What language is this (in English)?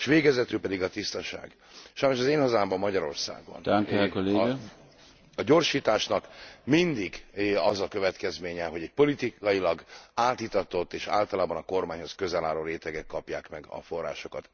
Hungarian